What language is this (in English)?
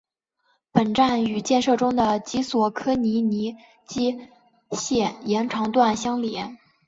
Chinese